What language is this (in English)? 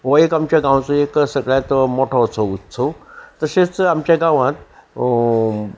Konkani